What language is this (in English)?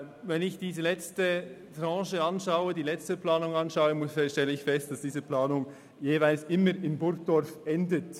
Swiss German